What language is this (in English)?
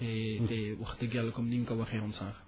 Wolof